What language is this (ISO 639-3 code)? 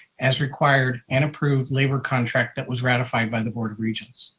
eng